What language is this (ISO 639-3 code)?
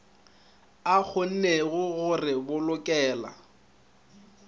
nso